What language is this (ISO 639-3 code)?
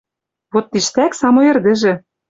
mrj